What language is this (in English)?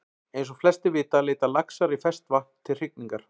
Icelandic